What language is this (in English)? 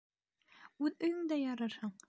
Bashkir